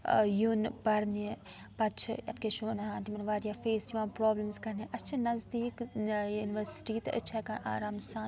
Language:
Kashmiri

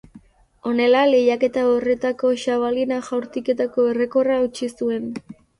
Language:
Basque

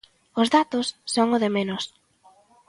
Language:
Galician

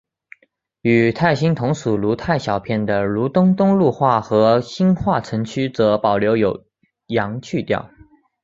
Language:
Chinese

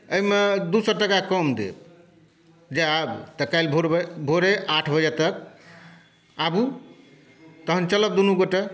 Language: Maithili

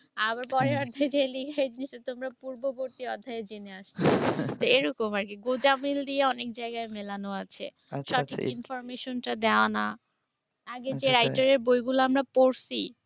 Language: Bangla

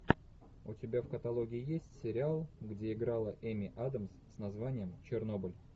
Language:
Russian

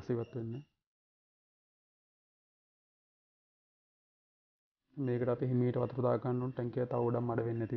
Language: English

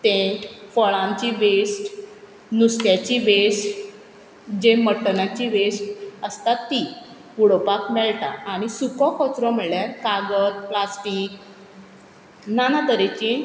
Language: Konkani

